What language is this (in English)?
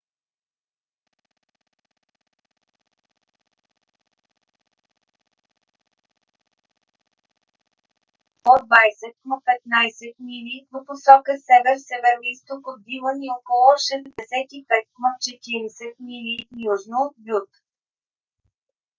Bulgarian